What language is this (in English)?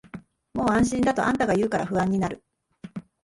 Japanese